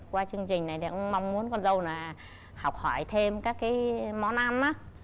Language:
Vietnamese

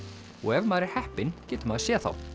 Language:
Icelandic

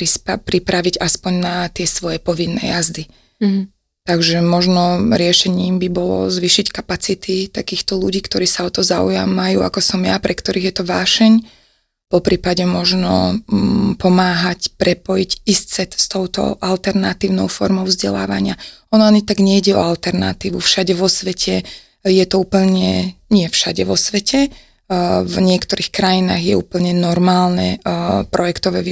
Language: Slovak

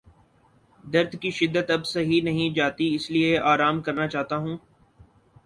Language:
Urdu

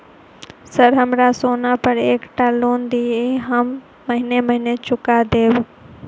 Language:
Maithili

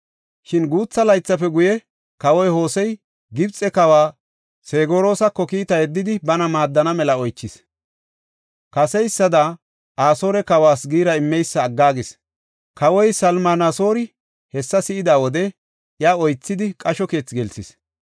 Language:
Gofa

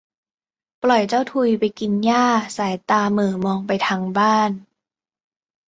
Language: Thai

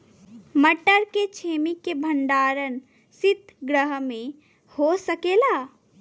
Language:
Bhojpuri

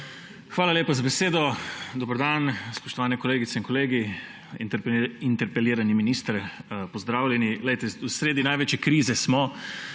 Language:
Slovenian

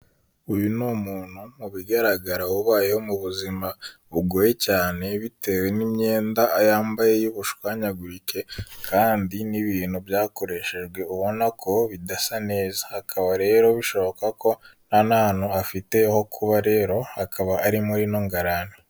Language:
Kinyarwanda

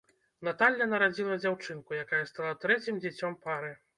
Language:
Belarusian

